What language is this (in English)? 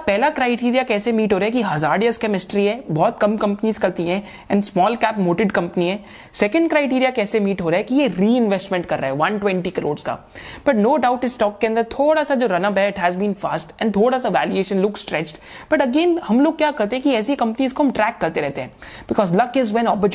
Hindi